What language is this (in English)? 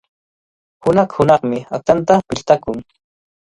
Cajatambo North Lima Quechua